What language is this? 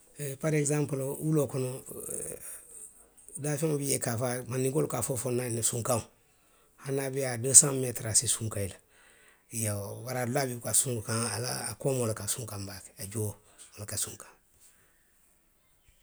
Western Maninkakan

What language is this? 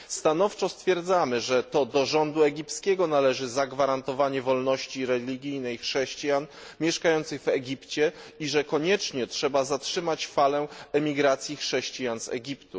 Polish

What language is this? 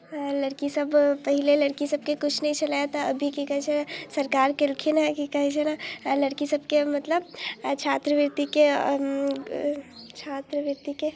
Maithili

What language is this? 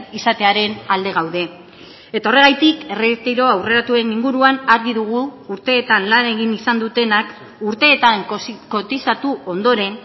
Basque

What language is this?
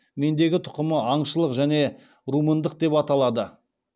Kazakh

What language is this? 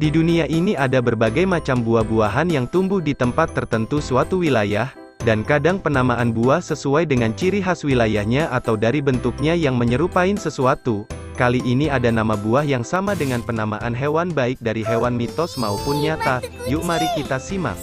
Indonesian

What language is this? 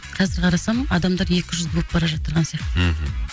Kazakh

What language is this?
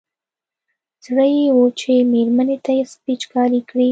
Pashto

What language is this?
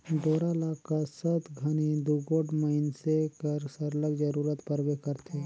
Chhattisgarhi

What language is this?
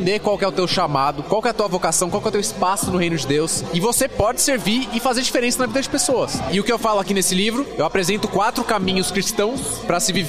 Portuguese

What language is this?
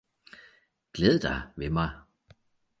Danish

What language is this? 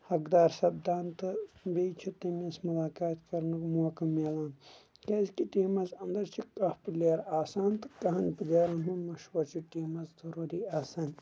Kashmiri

